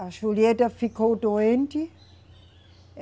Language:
Portuguese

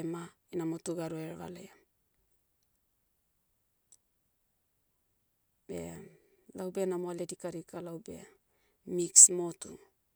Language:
Motu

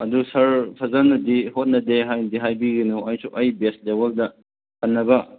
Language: Manipuri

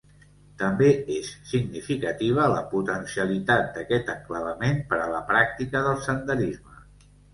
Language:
Catalan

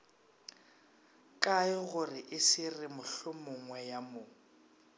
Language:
Northern Sotho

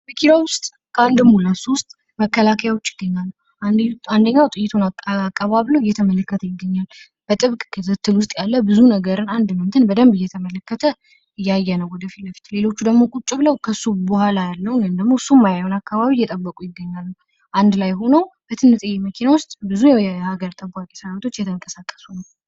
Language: Amharic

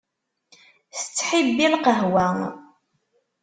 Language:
Kabyle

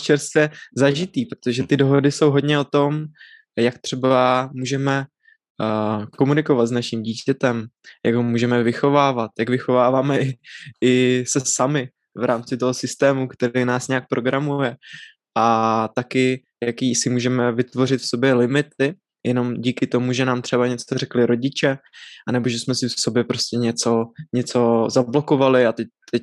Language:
Czech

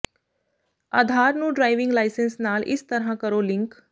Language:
Punjabi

